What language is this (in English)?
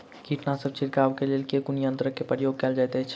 Maithili